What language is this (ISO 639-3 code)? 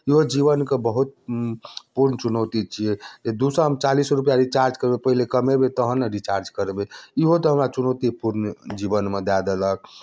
mai